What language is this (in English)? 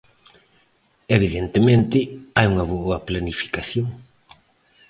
Galician